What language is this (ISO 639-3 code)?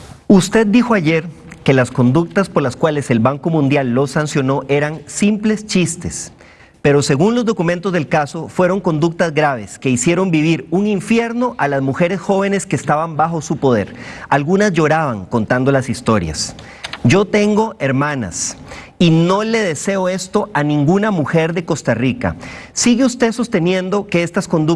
spa